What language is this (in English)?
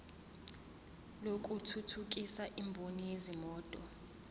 Zulu